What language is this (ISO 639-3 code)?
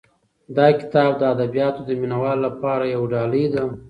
pus